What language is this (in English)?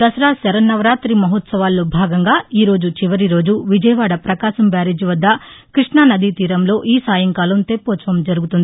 Telugu